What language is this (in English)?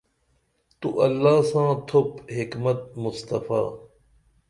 Dameli